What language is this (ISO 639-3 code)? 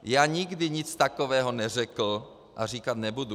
ces